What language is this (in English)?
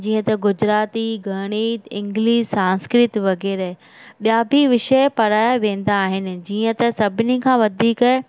Sindhi